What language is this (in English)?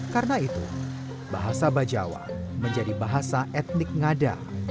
Indonesian